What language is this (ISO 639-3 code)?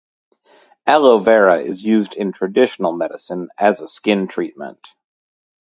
eng